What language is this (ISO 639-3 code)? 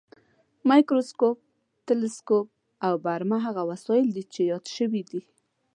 pus